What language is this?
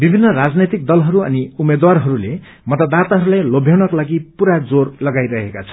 Nepali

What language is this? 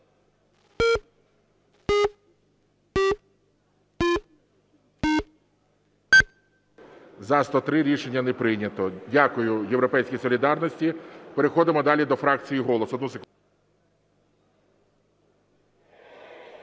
Ukrainian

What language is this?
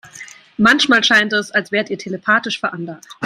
German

